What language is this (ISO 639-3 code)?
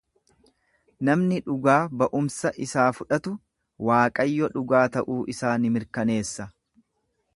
orm